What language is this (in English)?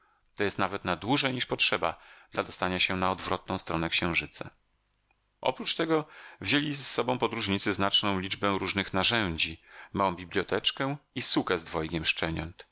Polish